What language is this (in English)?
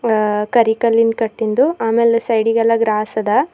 Kannada